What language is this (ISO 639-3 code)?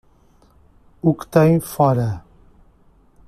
por